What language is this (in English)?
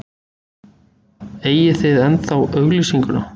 Icelandic